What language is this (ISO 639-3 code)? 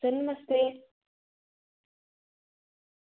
doi